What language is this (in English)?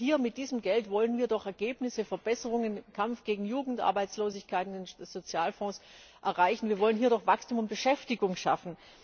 German